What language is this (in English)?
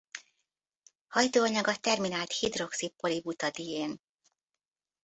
Hungarian